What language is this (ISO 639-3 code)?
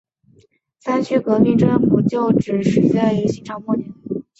zho